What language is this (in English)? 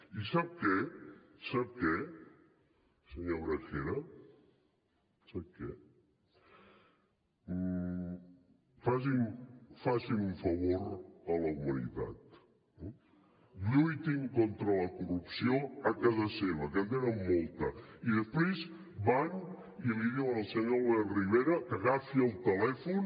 Catalan